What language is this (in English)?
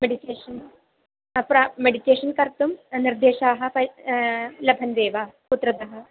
Sanskrit